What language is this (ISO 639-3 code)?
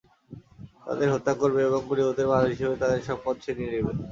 ben